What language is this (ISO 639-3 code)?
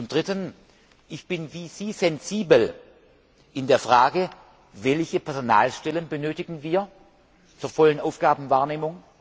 deu